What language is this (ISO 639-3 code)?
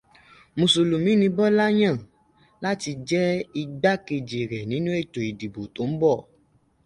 yor